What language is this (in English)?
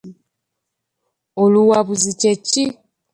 Ganda